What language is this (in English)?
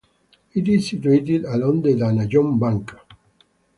English